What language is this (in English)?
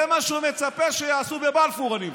Hebrew